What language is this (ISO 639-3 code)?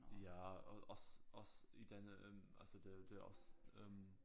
dan